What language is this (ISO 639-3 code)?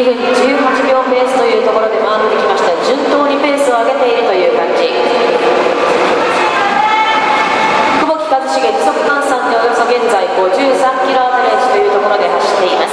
jpn